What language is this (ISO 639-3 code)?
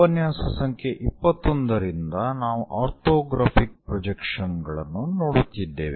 kan